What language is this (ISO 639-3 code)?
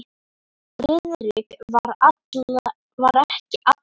isl